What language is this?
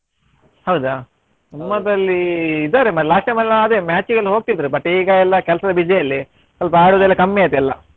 Kannada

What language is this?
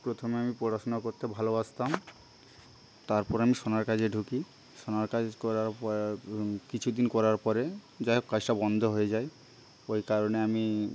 Bangla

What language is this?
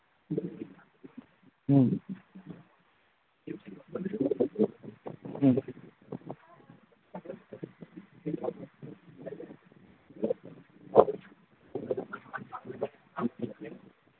Manipuri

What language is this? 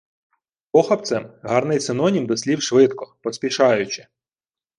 Ukrainian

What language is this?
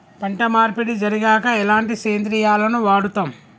Telugu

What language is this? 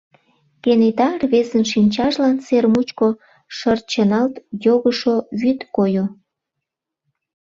Mari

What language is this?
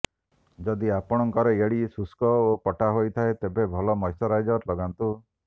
Odia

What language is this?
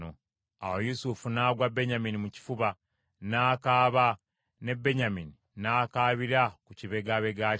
Ganda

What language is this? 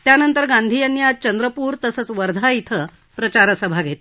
Marathi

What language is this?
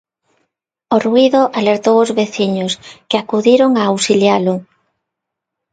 Galician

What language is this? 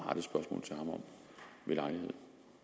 Danish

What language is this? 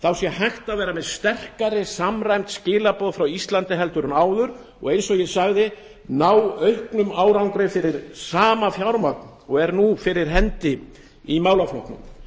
Icelandic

